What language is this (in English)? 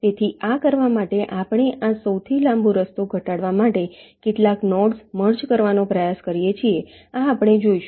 Gujarati